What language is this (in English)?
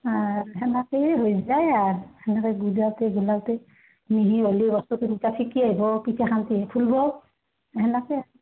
Assamese